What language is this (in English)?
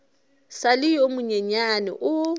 Northern Sotho